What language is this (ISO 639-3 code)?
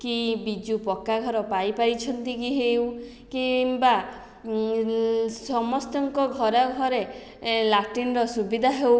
ori